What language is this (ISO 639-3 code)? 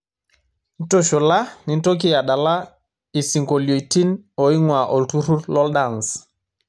mas